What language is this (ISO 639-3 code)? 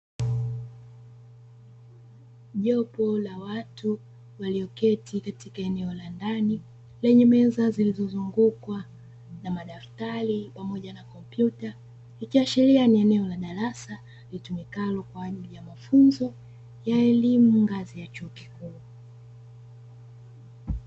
swa